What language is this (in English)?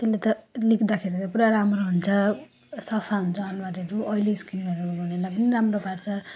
Nepali